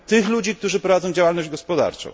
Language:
Polish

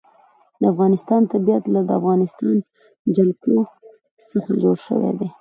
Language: Pashto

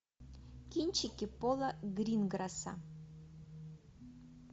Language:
Russian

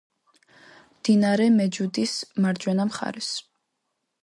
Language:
Georgian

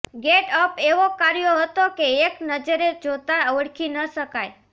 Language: Gujarati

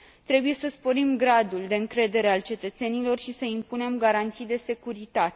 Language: Romanian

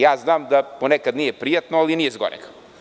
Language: Serbian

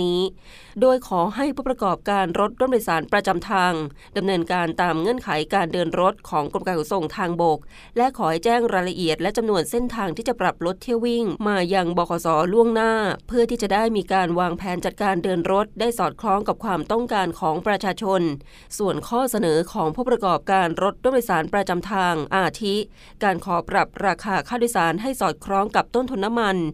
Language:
Thai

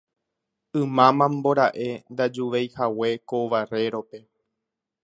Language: Guarani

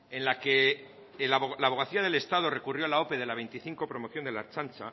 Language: Spanish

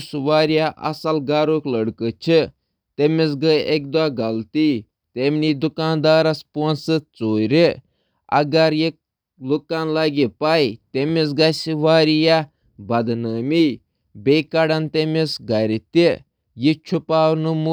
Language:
Kashmiri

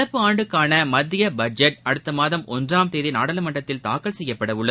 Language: Tamil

